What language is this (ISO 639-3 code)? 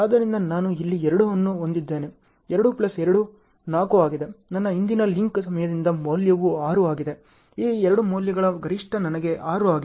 kan